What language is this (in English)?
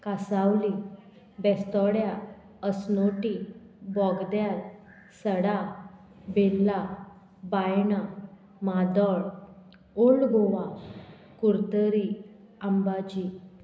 Konkani